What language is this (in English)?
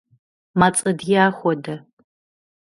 Kabardian